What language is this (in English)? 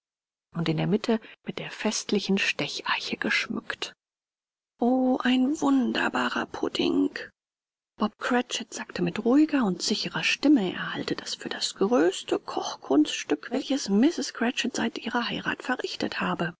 German